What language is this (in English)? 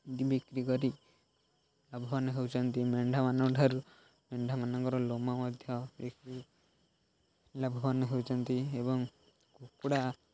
Odia